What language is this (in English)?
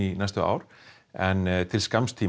Icelandic